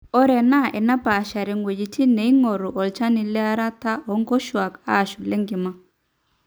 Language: Masai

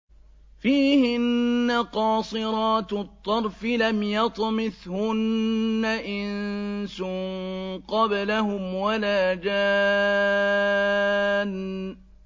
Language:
Arabic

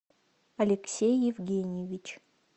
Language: Russian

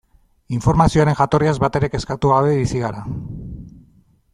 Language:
Basque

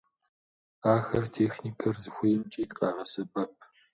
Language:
Kabardian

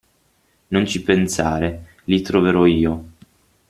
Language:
Italian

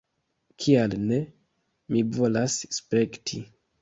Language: Esperanto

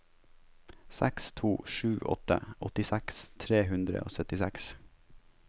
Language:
Norwegian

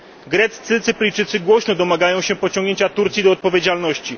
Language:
Polish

